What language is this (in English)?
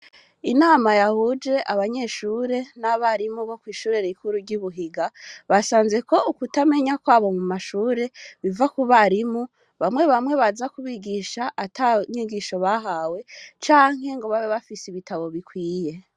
Rundi